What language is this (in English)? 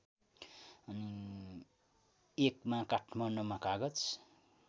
Nepali